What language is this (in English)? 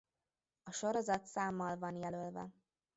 Hungarian